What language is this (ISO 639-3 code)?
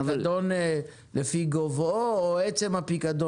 heb